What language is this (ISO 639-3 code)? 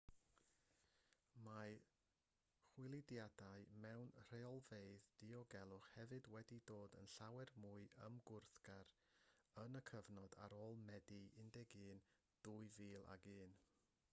cym